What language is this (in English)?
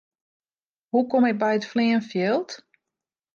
Western Frisian